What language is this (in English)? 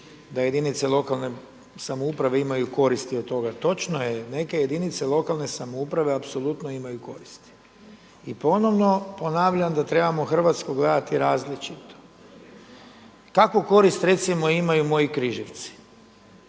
Croatian